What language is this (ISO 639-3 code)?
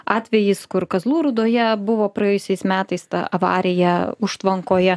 lit